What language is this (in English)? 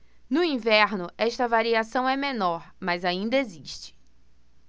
Portuguese